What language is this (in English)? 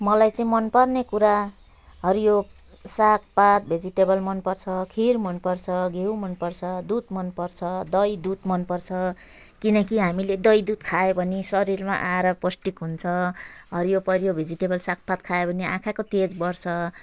Nepali